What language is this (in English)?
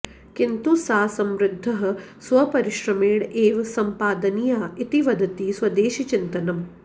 Sanskrit